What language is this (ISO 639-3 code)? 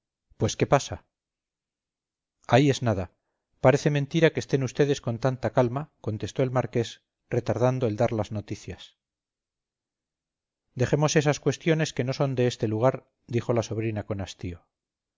spa